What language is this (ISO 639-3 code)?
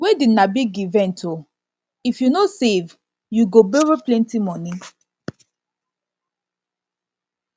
pcm